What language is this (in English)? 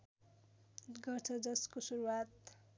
Nepali